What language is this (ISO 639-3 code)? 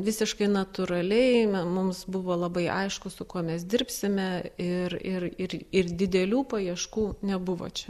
lit